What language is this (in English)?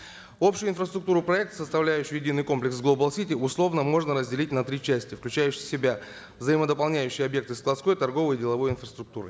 Kazakh